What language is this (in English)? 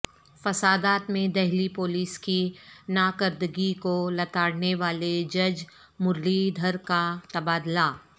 Urdu